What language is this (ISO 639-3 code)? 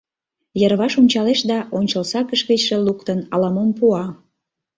chm